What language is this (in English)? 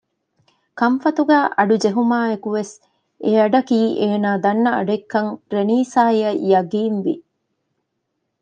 Divehi